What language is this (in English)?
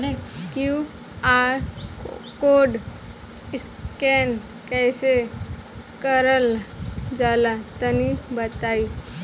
Bhojpuri